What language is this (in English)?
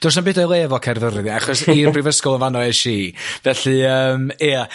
Welsh